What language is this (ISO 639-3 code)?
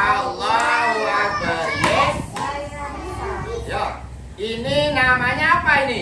ind